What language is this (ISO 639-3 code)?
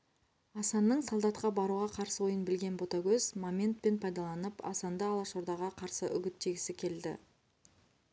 kaz